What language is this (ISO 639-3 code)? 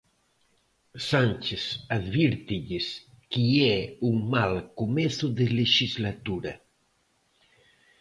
glg